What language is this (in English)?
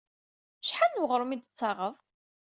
Kabyle